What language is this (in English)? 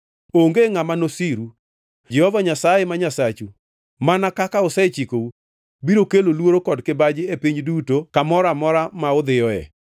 Luo (Kenya and Tanzania)